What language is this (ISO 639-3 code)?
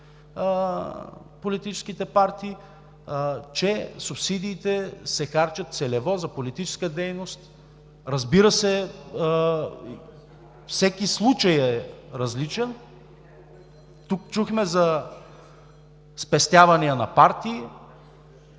bul